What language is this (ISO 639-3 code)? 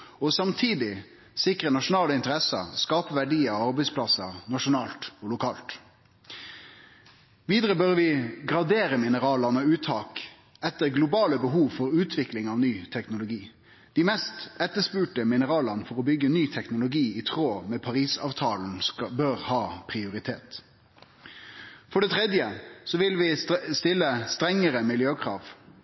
nno